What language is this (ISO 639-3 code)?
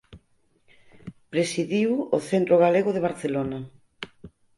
glg